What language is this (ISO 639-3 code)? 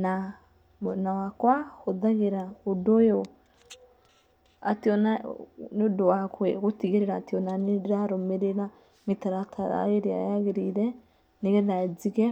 kik